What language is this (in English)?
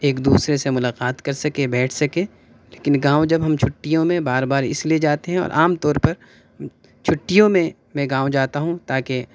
Urdu